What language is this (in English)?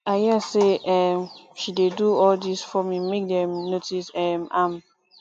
Nigerian Pidgin